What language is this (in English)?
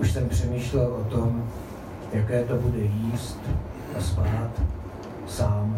Czech